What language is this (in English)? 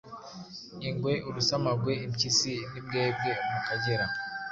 Kinyarwanda